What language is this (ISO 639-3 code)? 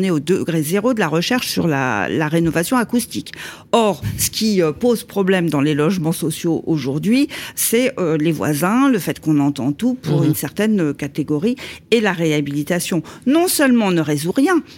fra